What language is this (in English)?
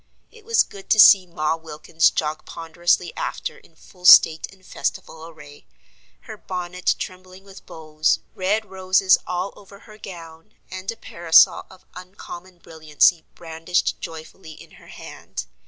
English